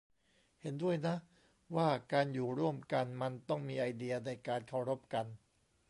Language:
Thai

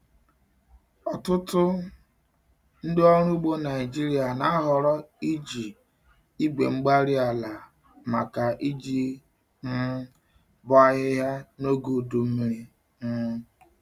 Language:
Igbo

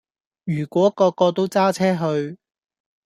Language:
Cantonese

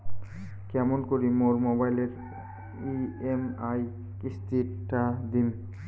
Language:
Bangla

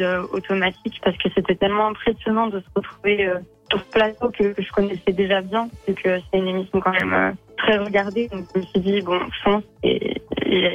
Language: French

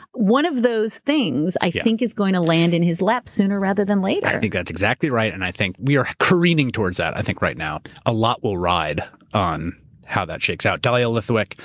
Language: English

